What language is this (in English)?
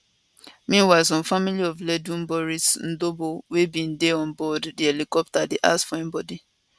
Nigerian Pidgin